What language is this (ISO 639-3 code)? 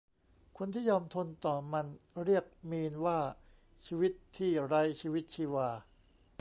tha